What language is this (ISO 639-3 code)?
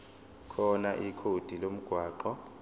zul